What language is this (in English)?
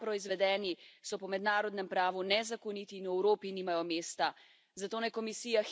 Slovenian